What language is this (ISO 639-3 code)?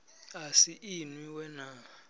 ven